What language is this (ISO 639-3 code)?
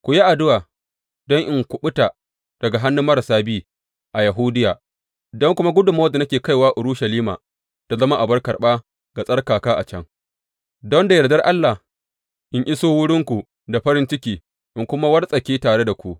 hau